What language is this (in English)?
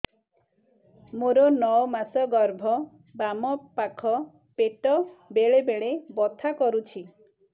Odia